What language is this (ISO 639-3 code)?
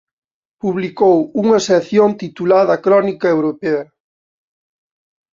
glg